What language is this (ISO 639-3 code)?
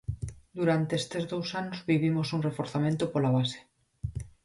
glg